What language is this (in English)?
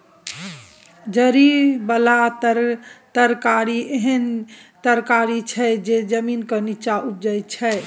Maithili